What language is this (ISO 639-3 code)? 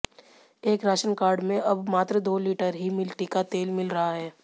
hin